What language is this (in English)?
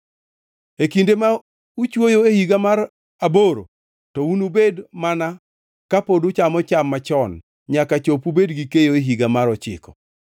Luo (Kenya and Tanzania)